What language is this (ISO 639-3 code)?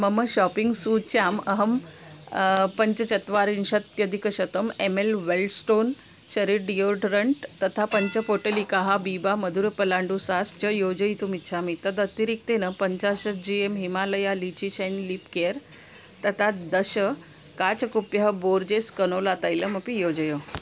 san